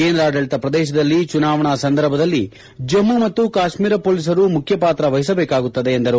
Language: Kannada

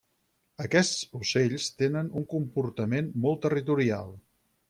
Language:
Catalan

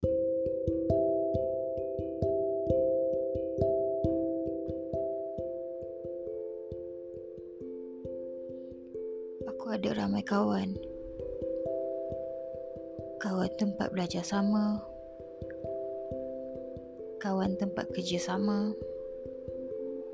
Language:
Malay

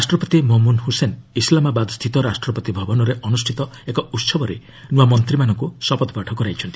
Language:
Odia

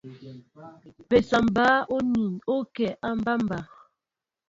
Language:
Mbo (Cameroon)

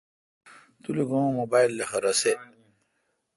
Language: Kalkoti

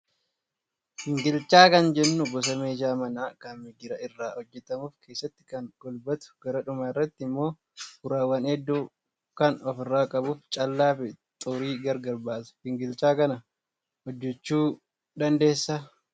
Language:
Oromo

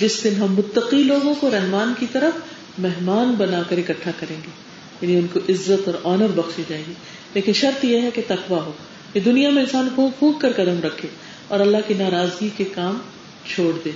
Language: Urdu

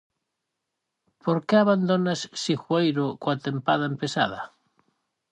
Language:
Galician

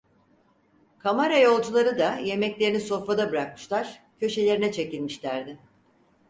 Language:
Turkish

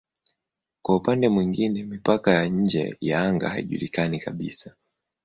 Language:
Swahili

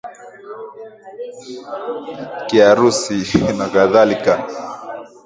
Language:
Swahili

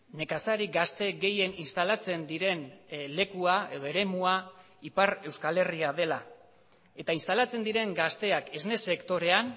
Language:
Basque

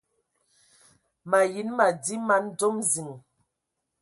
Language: Ewondo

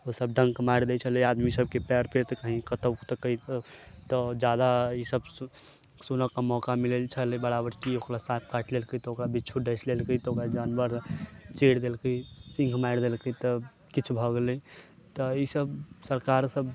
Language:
Maithili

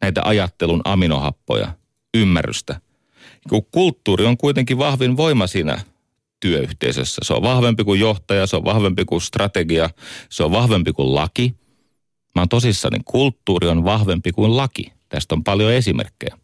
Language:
Finnish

